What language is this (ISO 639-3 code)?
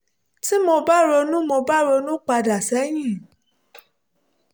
yor